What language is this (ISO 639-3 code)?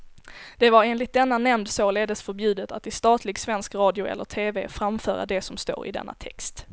swe